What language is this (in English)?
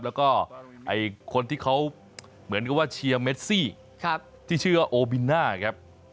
Thai